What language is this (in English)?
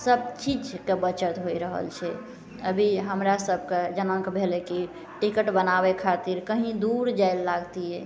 Maithili